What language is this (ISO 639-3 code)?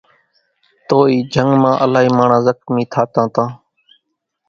gjk